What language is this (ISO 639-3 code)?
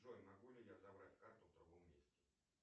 rus